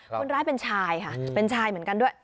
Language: Thai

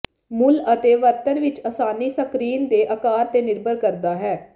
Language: Punjabi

